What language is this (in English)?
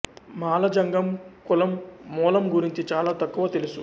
Telugu